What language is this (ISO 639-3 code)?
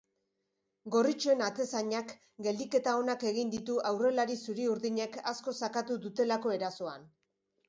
eus